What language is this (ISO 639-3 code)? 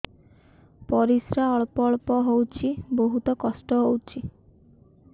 ori